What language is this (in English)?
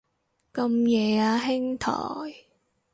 Cantonese